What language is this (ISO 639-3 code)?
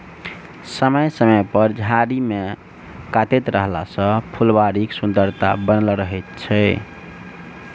mai